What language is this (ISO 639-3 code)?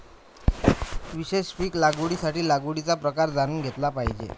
mar